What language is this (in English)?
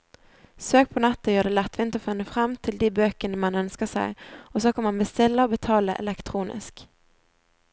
Norwegian